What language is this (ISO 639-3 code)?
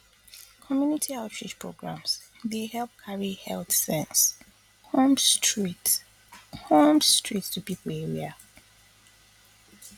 pcm